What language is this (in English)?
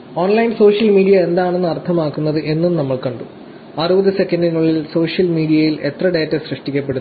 Malayalam